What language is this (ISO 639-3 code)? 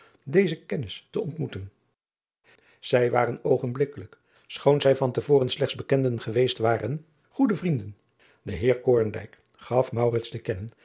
nld